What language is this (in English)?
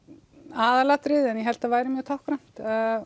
Icelandic